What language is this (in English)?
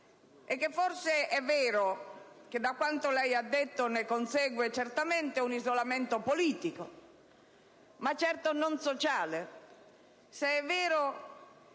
Italian